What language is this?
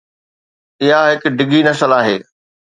Sindhi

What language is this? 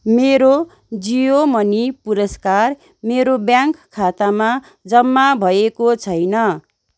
Nepali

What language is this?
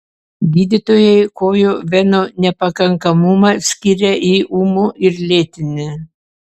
Lithuanian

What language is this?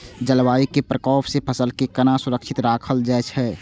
Maithili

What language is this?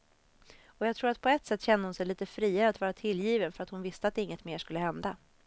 Swedish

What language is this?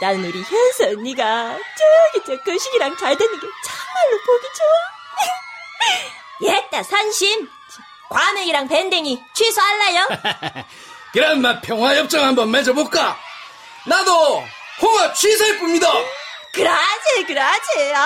Korean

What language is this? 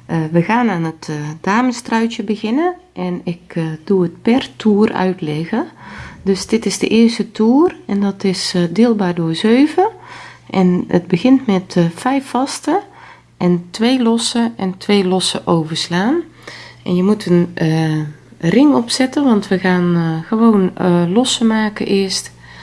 Dutch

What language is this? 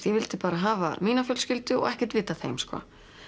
Icelandic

